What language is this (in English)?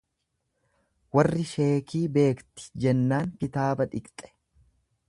Oromo